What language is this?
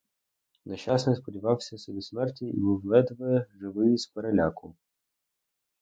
Ukrainian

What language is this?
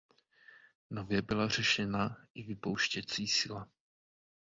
Czech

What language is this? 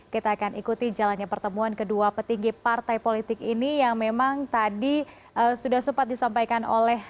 Indonesian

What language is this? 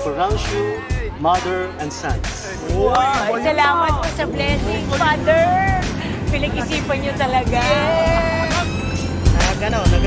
Thai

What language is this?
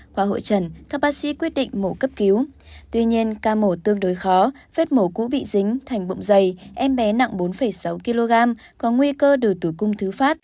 Vietnamese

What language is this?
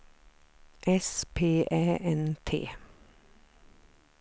Swedish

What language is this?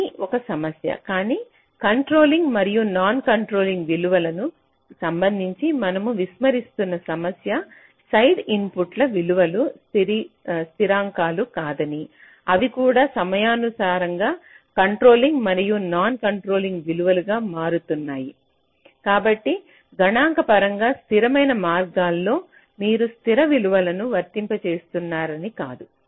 Telugu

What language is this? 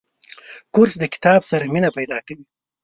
Pashto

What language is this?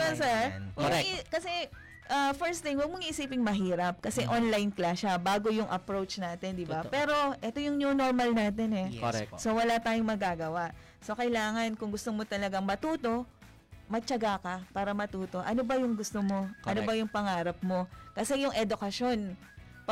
Filipino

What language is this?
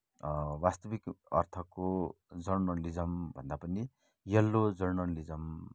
Nepali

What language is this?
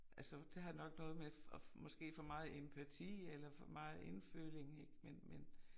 Danish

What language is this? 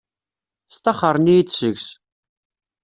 Kabyle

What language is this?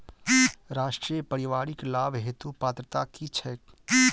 Maithili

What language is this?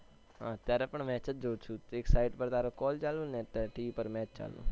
Gujarati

